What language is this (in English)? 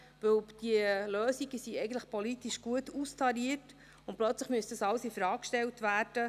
Swiss German